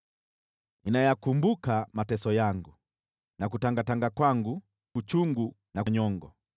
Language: Swahili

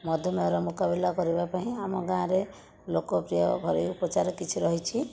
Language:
Odia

